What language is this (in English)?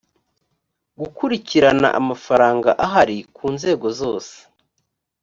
Kinyarwanda